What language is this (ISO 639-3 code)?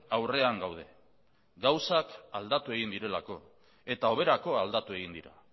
eus